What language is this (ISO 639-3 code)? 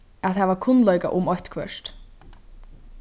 fao